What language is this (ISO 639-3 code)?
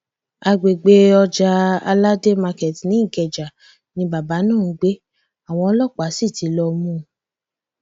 yor